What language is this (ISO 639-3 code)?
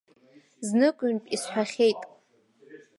abk